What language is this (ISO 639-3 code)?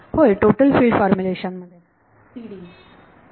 mar